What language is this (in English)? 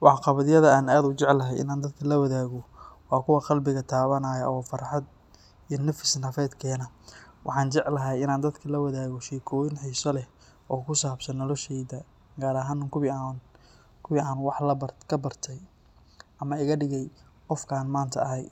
Somali